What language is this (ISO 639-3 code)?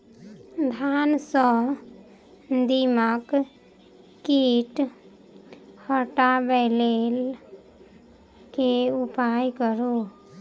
mai